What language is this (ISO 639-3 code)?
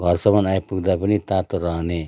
nep